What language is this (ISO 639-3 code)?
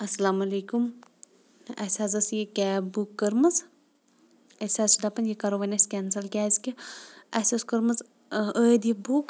kas